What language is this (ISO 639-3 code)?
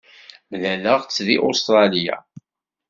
kab